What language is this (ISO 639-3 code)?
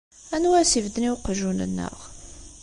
kab